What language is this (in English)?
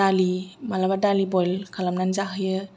Bodo